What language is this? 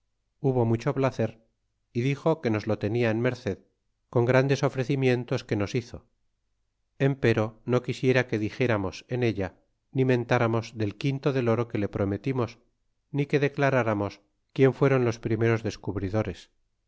Spanish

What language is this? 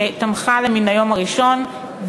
Hebrew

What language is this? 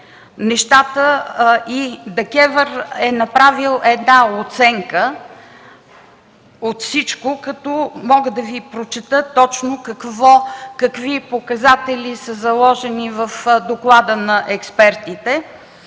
Bulgarian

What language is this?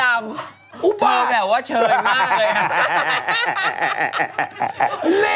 Thai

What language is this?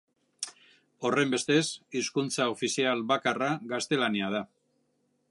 Basque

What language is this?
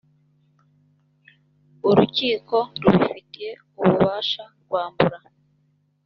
Kinyarwanda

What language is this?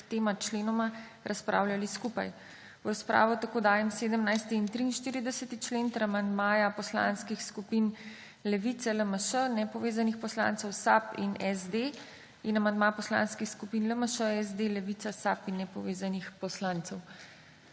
Slovenian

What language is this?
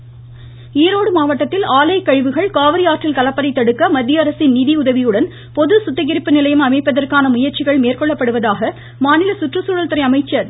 Tamil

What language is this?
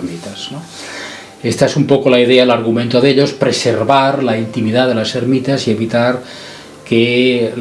Spanish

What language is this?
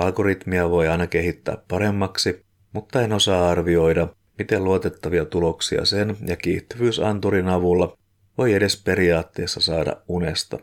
Finnish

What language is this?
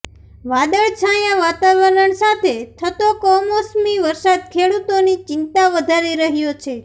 Gujarati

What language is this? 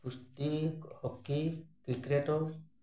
Odia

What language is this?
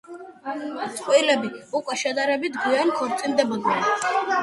Georgian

